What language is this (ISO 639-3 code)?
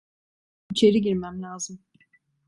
tur